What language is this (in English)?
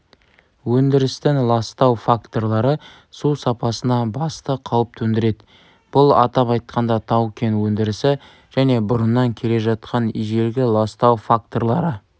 Kazakh